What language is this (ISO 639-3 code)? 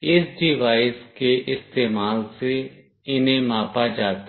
hin